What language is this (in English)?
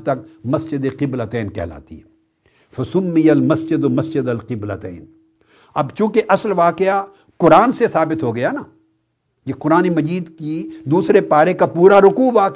Urdu